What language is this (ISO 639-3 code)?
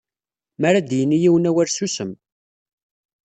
kab